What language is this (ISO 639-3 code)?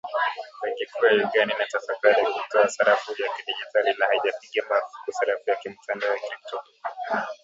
swa